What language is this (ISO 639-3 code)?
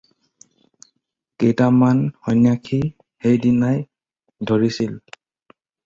asm